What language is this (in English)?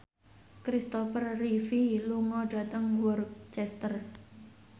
Javanese